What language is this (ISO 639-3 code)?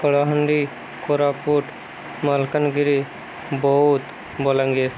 ori